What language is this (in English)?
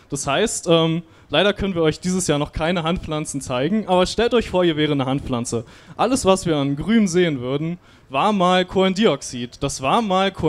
German